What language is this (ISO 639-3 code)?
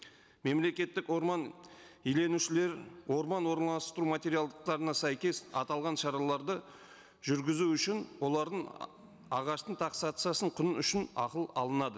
kaz